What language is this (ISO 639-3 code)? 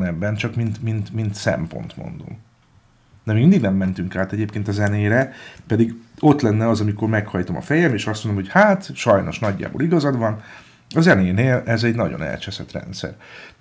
hun